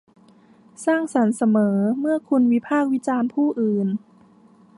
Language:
Thai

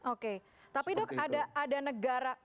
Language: Indonesian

